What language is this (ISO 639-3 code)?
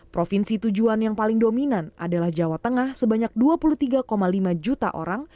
ind